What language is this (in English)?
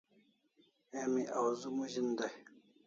Kalasha